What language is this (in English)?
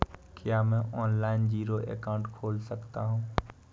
Hindi